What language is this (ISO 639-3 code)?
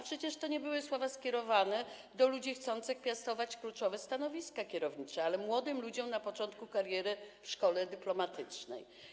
pol